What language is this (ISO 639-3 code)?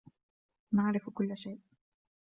ara